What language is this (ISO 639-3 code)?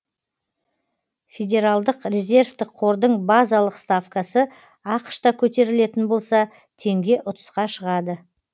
kaz